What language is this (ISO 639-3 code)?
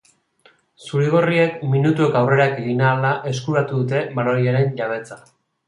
eus